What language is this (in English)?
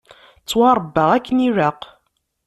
Kabyle